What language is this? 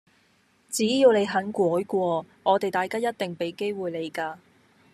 Cantonese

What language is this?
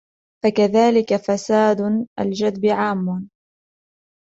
Arabic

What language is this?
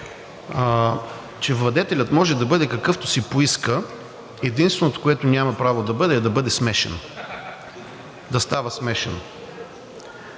Bulgarian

